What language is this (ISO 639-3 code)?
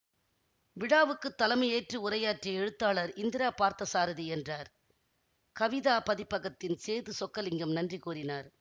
tam